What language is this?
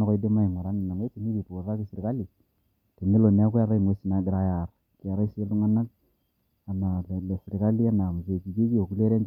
Masai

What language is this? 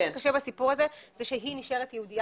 Hebrew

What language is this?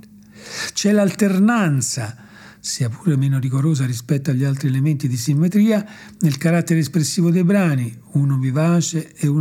Italian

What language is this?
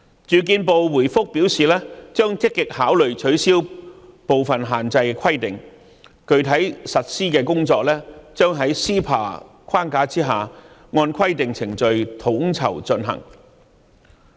Cantonese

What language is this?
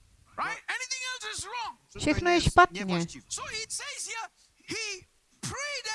Czech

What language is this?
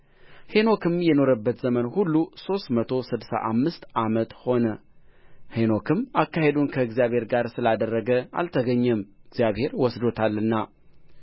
Amharic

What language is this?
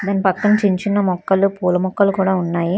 Telugu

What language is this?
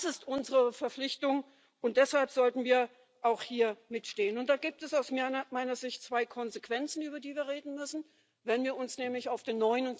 German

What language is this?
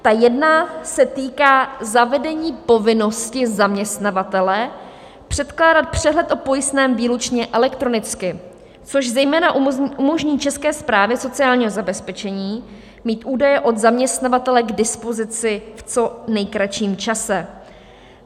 Czech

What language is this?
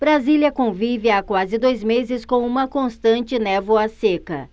Portuguese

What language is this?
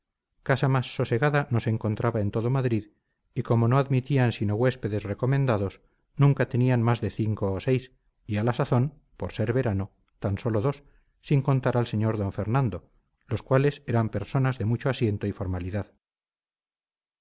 Spanish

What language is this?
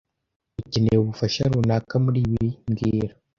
Kinyarwanda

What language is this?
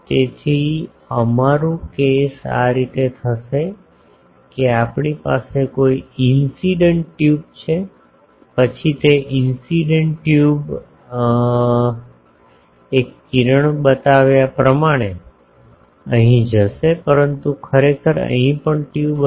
Gujarati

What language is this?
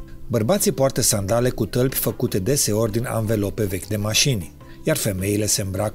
Romanian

